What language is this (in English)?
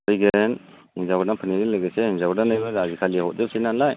Bodo